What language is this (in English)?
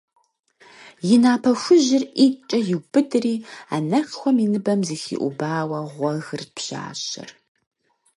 Kabardian